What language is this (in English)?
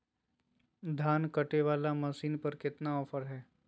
Magahi